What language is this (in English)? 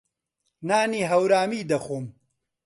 Central Kurdish